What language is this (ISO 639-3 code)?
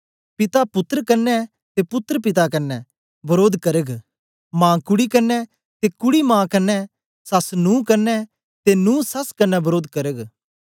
doi